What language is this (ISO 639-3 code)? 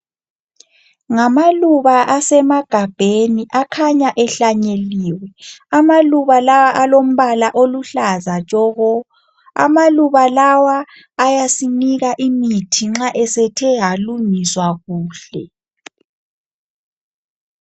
nde